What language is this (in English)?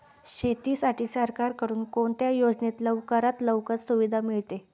Marathi